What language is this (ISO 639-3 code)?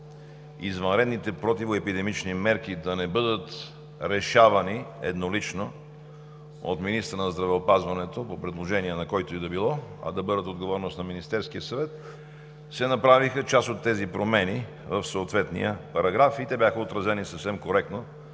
bul